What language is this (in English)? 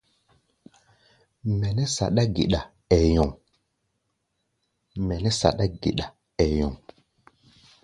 Gbaya